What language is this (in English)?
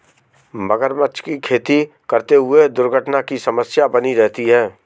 Hindi